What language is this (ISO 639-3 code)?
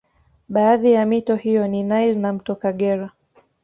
swa